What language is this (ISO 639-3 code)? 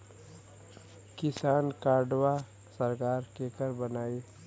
bho